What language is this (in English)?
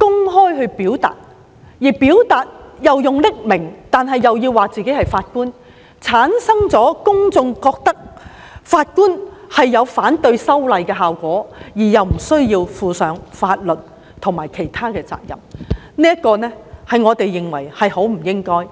Cantonese